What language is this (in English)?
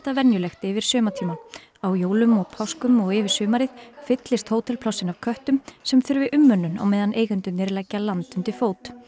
Icelandic